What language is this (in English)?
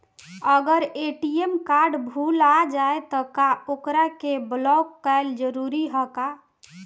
Bhojpuri